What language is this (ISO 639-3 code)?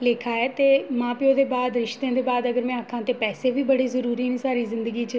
doi